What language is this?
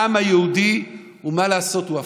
Hebrew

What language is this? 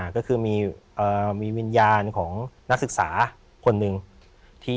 Thai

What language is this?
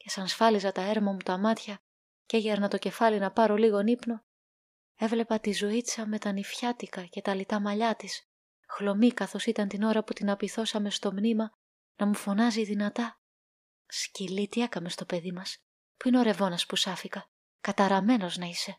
Greek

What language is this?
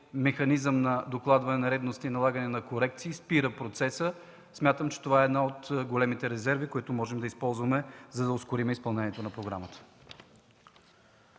Bulgarian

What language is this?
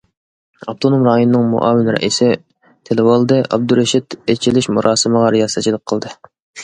Uyghur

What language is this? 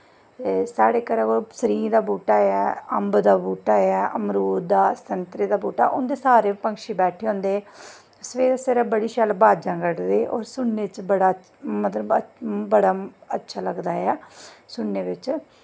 Dogri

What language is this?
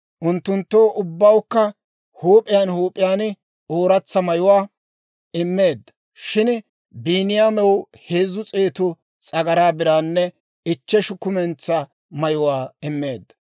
Dawro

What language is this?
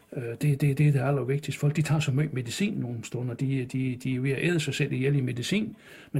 Danish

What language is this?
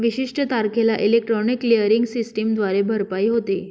Marathi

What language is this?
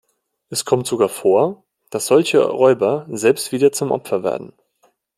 German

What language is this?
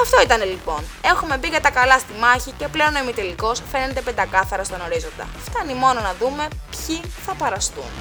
Greek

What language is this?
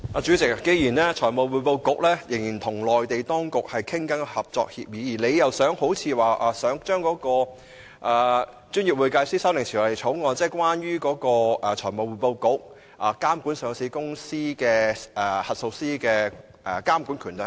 Cantonese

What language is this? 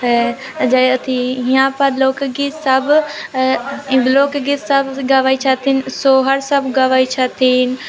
Maithili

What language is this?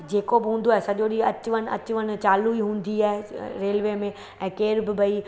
Sindhi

